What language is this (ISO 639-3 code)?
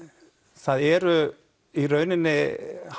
isl